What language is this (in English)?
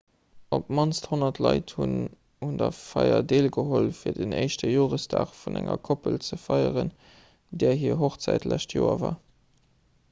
Luxembourgish